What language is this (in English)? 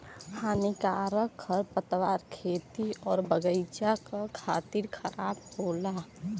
Bhojpuri